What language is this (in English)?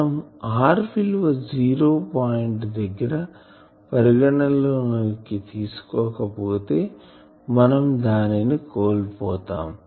Telugu